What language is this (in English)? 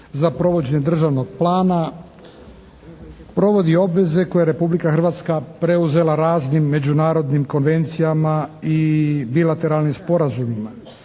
Croatian